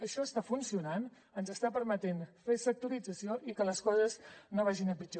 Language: Catalan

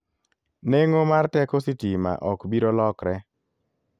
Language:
Luo (Kenya and Tanzania)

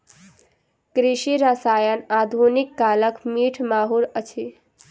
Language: Maithili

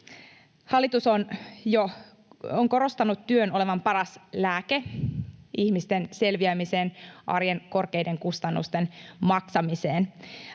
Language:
Finnish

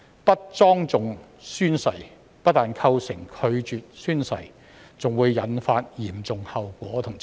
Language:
Cantonese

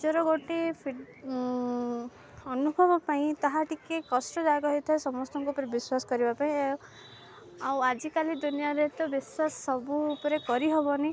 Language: Odia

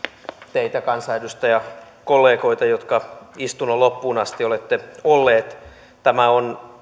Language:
Finnish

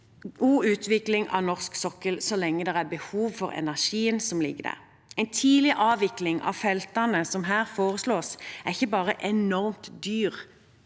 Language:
Norwegian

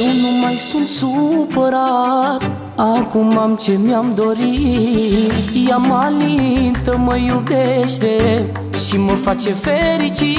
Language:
Romanian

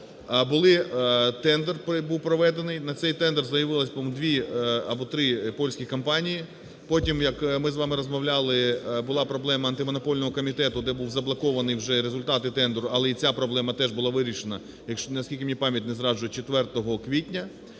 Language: Ukrainian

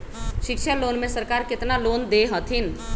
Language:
Magahi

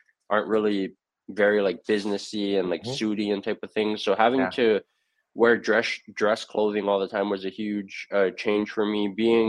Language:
English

